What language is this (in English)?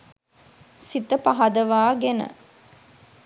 Sinhala